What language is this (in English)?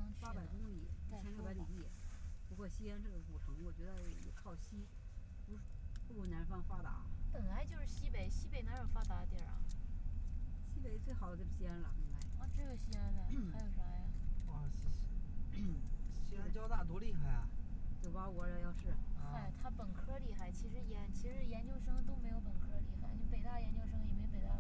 Chinese